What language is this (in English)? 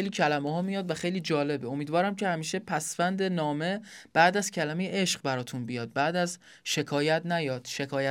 Persian